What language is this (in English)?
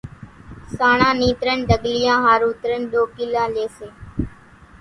Kachi Koli